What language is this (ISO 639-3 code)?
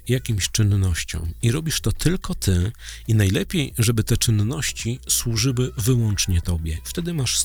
pol